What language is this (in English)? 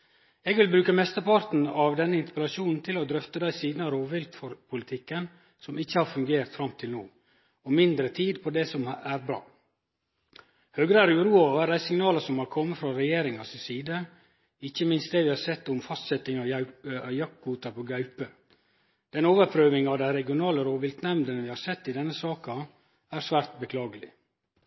Norwegian Nynorsk